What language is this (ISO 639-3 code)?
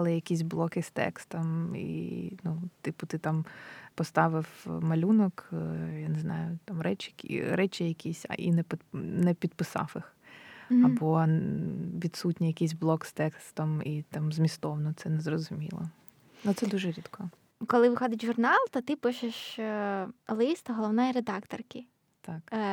ukr